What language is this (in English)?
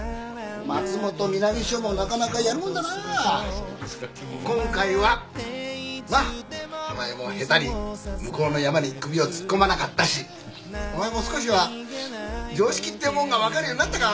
Japanese